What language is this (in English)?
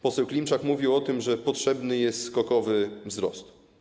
Polish